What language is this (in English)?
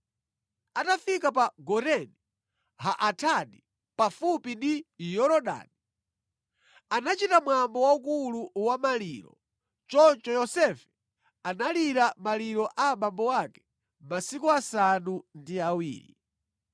Nyanja